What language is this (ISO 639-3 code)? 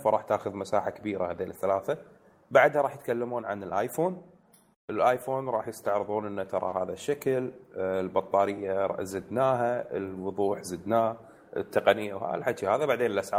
ara